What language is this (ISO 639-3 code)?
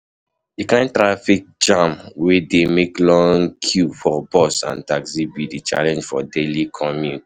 pcm